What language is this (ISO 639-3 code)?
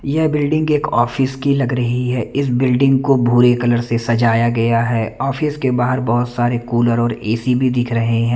hin